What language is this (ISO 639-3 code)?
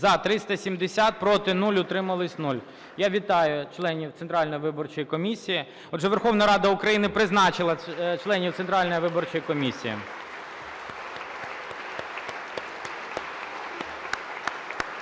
ukr